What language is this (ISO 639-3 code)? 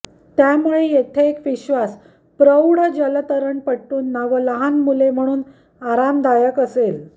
mar